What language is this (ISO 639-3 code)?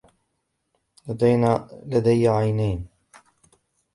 ara